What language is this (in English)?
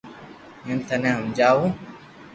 Loarki